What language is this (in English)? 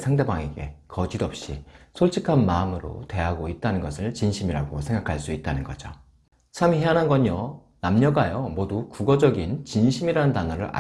Korean